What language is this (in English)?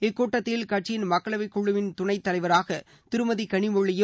Tamil